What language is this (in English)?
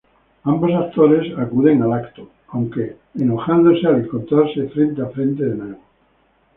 Spanish